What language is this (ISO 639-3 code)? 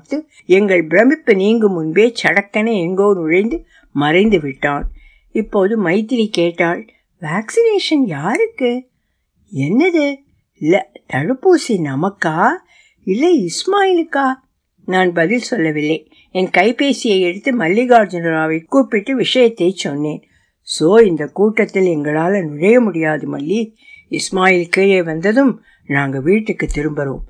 tam